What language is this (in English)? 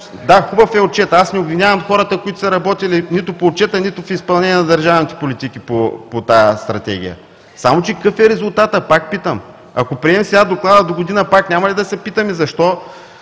Bulgarian